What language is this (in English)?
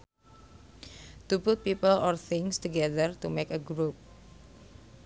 Sundanese